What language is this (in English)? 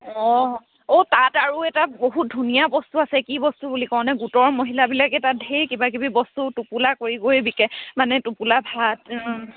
Assamese